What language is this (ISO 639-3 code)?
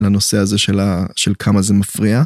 heb